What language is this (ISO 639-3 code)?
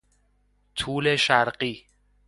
fas